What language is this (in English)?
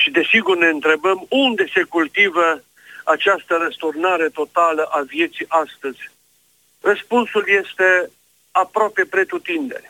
Romanian